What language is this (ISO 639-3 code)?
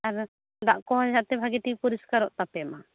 sat